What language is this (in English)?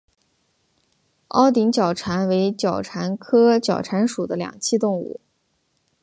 Chinese